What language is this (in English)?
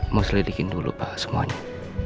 Indonesian